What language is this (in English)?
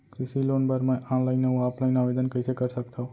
Chhattisgarhi